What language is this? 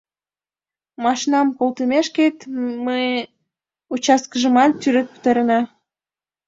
Mari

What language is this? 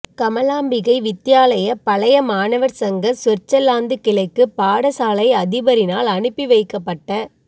Tamil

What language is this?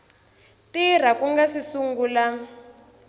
Tsonga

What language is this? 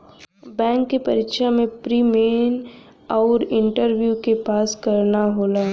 Bhojpuri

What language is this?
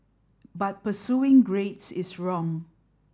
English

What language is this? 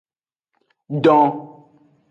Aja (Benin)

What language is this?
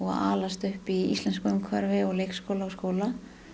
Icelandic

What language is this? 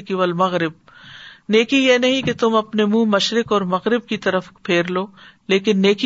Urdu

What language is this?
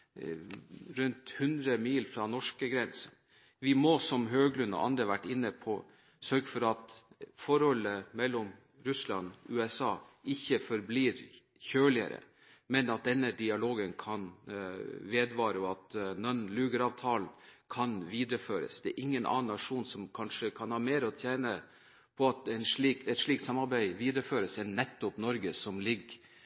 Norwegian Bokmål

